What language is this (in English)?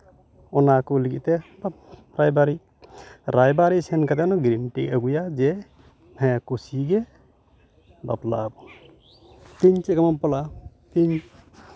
Santali